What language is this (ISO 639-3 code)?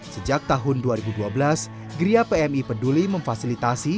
ind